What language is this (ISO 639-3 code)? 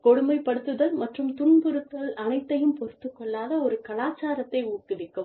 tam